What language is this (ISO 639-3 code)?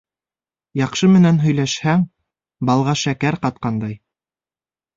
bak